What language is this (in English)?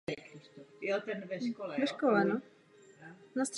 Czech